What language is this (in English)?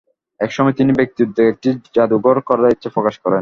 Bangla